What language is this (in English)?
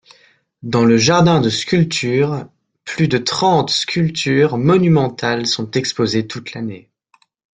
French